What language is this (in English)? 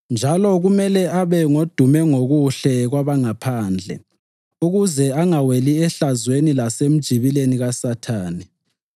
North Ndebele